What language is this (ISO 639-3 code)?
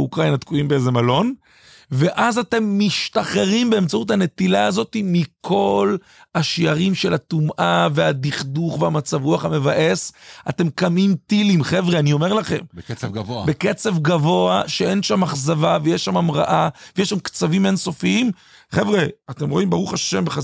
heb